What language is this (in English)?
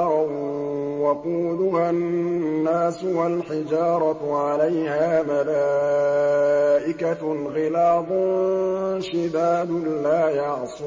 Arabic